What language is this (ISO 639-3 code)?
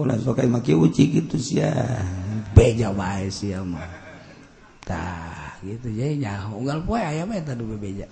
ind